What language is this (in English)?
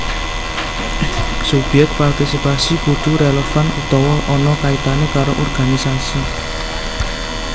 Javanese